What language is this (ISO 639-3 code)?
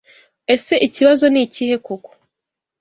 kin